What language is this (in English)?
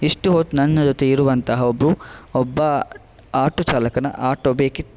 Kannada